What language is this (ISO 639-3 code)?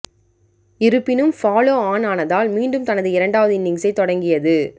tam